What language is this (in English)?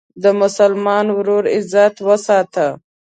Pashto